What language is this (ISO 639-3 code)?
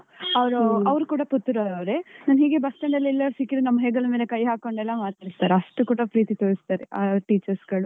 kan